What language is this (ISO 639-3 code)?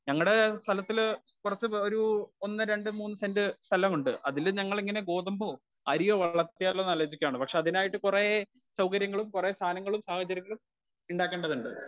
mal